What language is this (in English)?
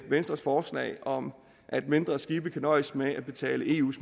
Danish